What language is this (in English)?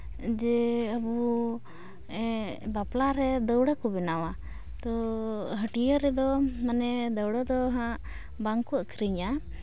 Santali